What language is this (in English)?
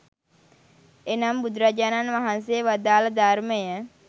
Sinhala